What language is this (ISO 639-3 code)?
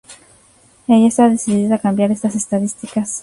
spa